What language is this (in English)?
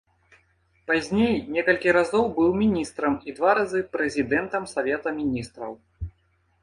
Belarusian